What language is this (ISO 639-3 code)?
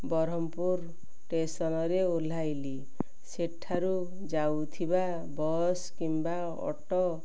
ori